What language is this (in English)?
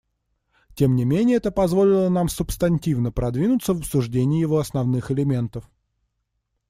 Russian